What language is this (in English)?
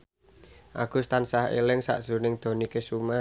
Javanese